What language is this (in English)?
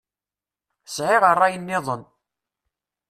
Kabyle